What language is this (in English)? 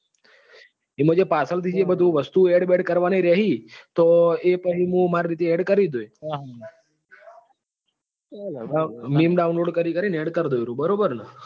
Gujarati